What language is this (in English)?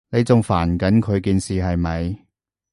Cantonese